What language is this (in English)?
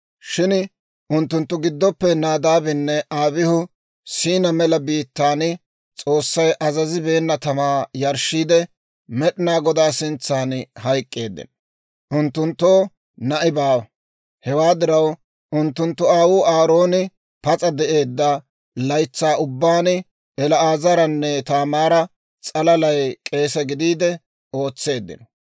Dawro